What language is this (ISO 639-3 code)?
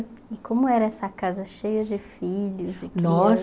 por